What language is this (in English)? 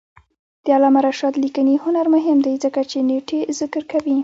Pashto